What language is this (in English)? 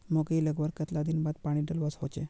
Magahi